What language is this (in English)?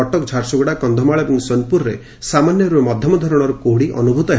Odia